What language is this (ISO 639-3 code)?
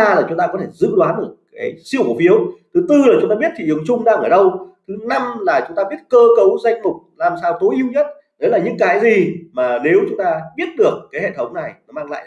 vie